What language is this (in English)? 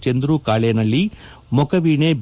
Kannada